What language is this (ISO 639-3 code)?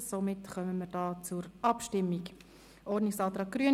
gsw